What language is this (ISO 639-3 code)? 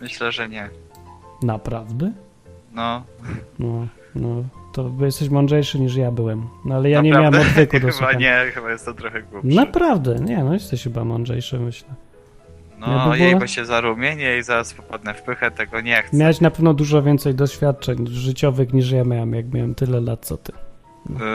pol